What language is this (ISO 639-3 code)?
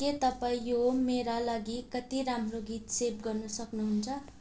nep